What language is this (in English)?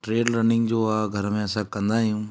Sindhi